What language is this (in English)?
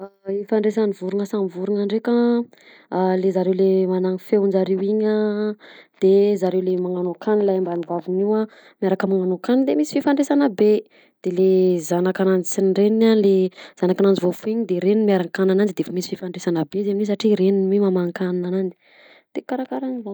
Southern Betsimisaraka Malagasy